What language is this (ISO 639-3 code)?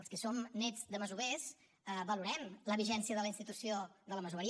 cat